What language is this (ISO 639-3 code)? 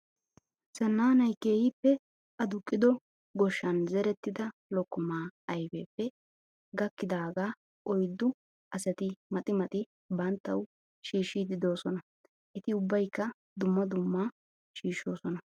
wal